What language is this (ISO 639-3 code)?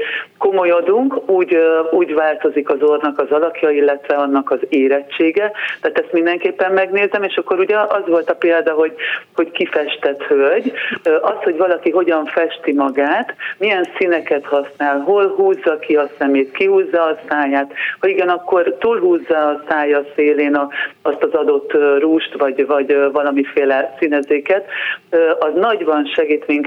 hun